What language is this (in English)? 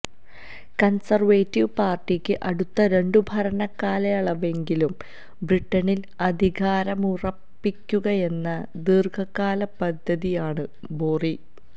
Malayalam